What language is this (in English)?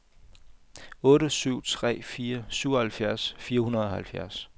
Danish